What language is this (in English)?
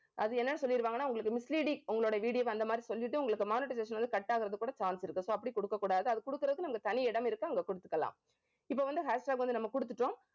Tamil